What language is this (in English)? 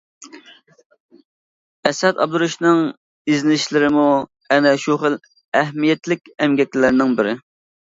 Uyghur